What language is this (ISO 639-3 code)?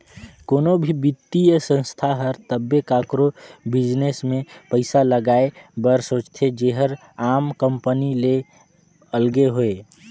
hne